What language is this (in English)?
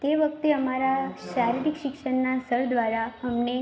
Gujarati